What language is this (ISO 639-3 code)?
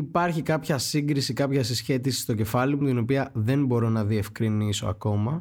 ell